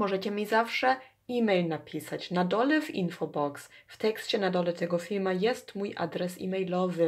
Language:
Polish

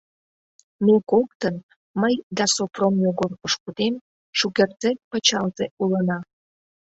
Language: Mari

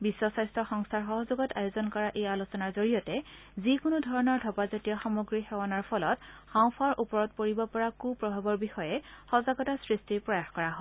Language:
Assamese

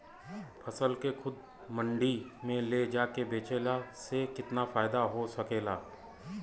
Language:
Bhojpuri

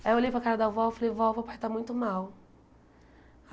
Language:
Portuguese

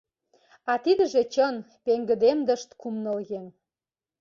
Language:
Mari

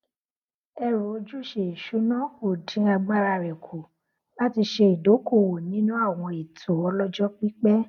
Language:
Yoruba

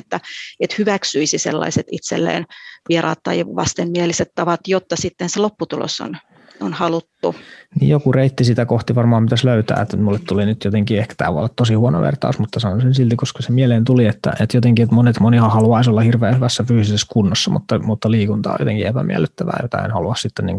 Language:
Finnish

